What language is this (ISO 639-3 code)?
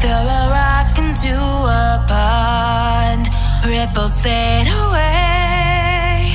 eng